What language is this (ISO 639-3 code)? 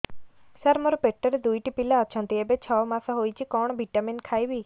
ori